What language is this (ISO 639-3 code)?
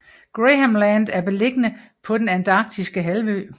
dan